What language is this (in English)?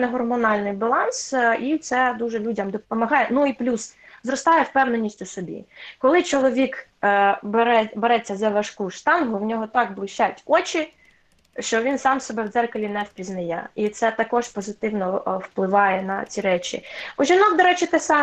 Ukrainian